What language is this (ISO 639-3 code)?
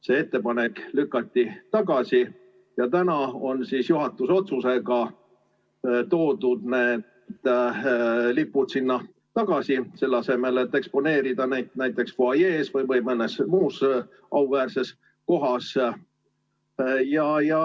est